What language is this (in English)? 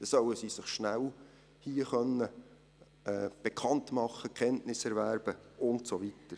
Swiss German